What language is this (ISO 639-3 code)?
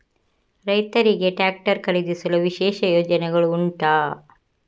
kan